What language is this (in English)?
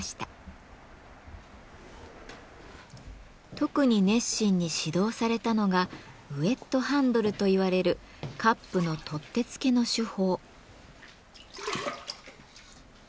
Japanese